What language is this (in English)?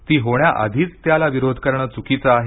Marathi